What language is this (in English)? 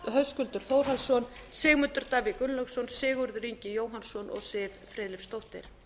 Icelandic